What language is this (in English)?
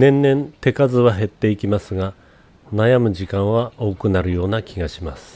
Japanese